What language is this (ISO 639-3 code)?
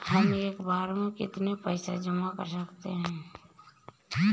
hin